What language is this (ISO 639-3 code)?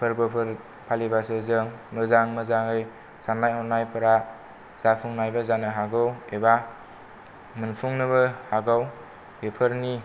brx